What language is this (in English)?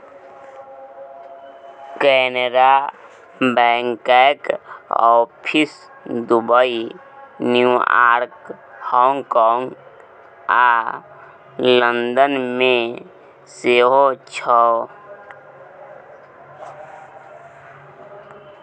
Maithili